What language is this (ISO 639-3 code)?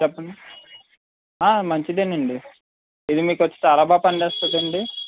tel